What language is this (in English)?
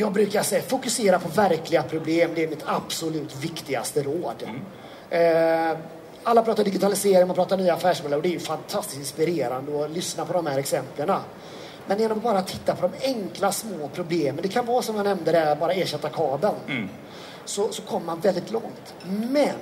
Swedish